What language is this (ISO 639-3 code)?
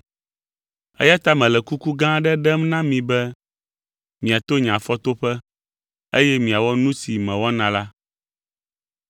ewe